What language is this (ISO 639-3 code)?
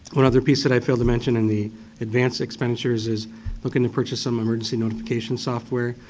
eng